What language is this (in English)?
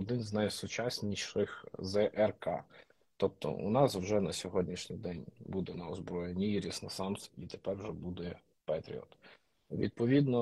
Ukrainian